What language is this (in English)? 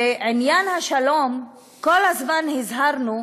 Hebrew